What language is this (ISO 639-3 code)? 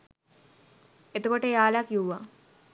sin